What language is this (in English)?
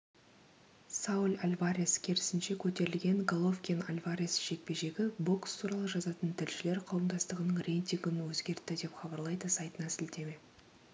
Kazakh